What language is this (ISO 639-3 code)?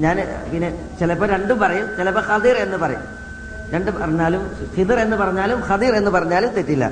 mal